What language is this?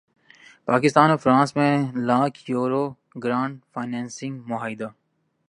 Urdu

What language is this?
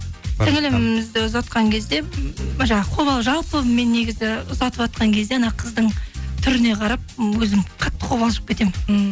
Kazakh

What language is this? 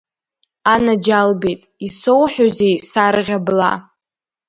Abkhazian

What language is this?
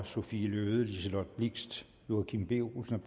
Danish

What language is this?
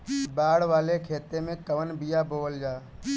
Bhojpuri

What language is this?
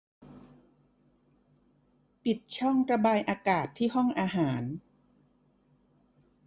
Thai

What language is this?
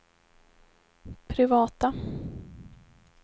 Swedish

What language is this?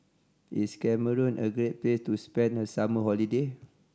English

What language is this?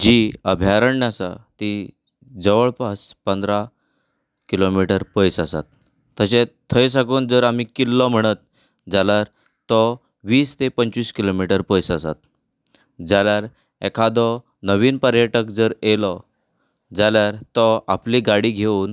Konkani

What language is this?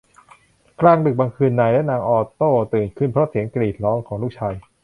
Thai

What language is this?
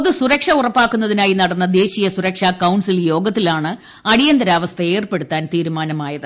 Malayalam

